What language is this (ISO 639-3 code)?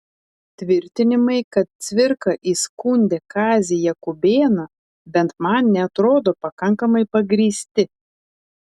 lit